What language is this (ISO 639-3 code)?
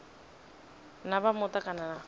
ven